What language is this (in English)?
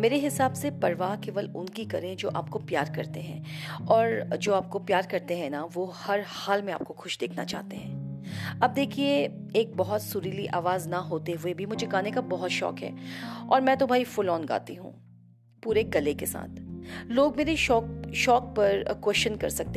Hindi